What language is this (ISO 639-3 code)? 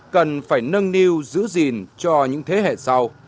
vie